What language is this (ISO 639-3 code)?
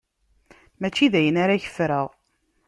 kab